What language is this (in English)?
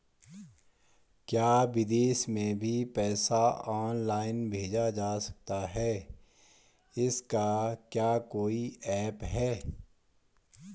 Hindi